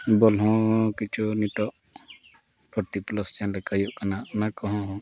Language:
Santali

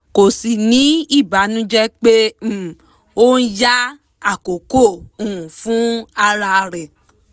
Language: Yoruba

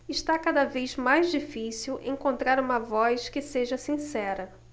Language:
Portuguese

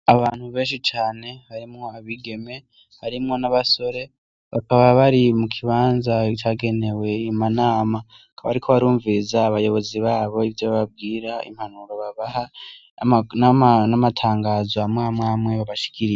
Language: Rundi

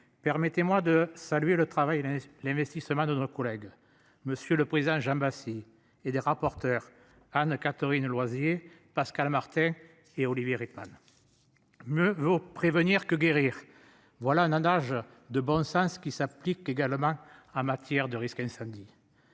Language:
French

